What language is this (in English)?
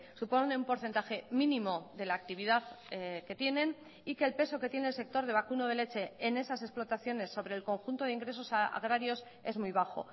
Spanish